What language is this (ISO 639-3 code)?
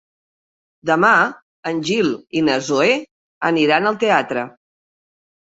cat